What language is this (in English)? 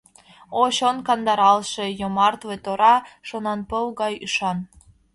Mari